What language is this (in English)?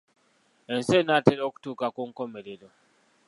Ganda